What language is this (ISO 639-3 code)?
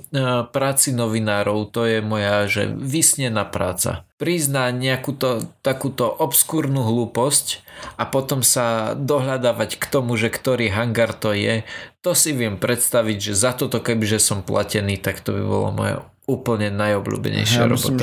slk